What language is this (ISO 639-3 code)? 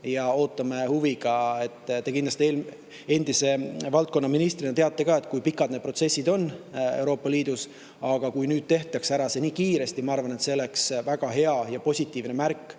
est